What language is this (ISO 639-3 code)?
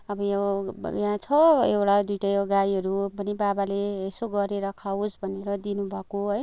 nep